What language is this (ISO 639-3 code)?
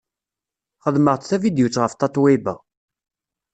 kab